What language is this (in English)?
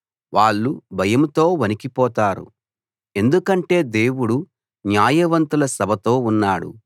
Telugu